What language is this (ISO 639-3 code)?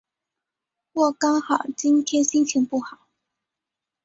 zho